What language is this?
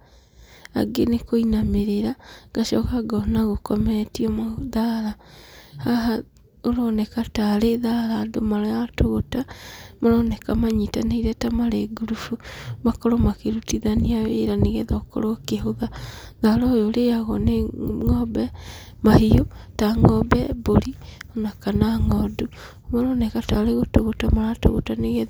Kikuyu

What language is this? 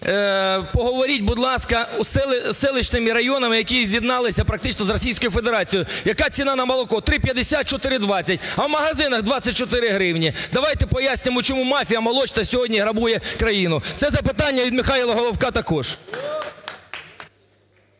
Ukrainian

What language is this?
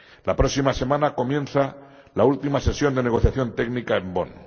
Spanish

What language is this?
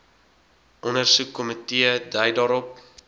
Afrikaans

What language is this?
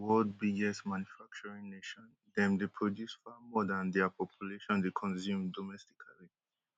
Nigerian Pidgin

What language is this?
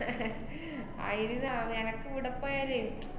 Malayalam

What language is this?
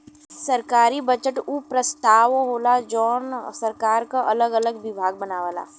Bhojpuri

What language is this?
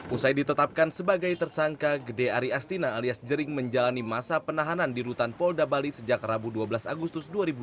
Indonesian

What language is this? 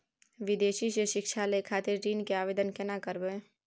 Maithili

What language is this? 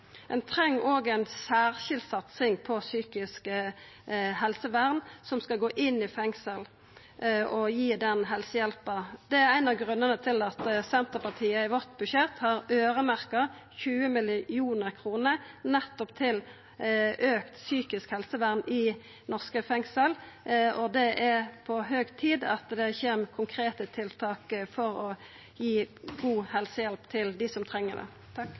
Norwegian Nynorsk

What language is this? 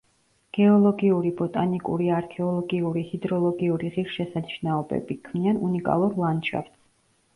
Georgian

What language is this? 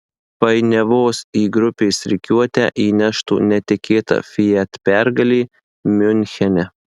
Lithuanian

